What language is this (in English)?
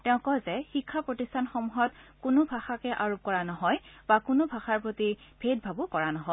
Assamese